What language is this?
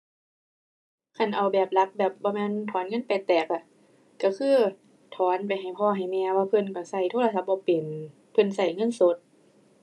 Thai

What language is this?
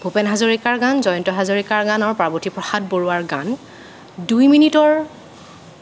Assamese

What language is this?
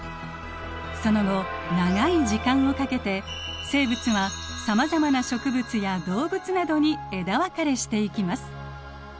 Japanese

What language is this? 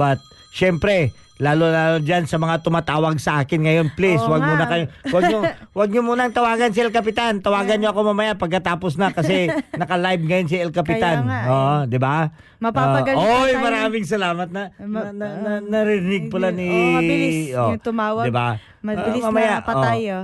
Filipino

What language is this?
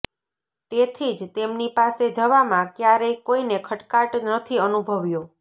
Gujarati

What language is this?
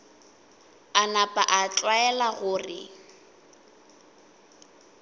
Northern Sotho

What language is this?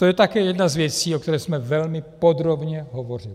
Czech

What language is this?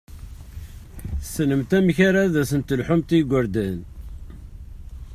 Kabyle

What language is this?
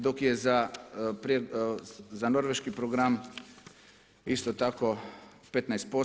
Croatian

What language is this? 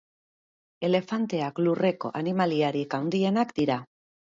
Basque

